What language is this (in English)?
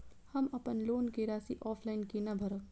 Maithili